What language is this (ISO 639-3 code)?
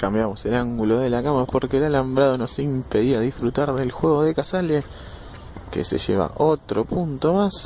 spa